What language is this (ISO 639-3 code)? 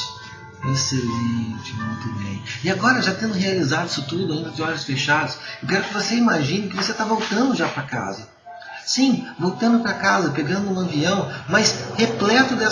por